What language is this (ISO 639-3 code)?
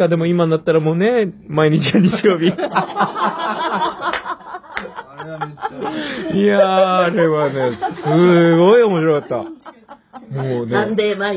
jpn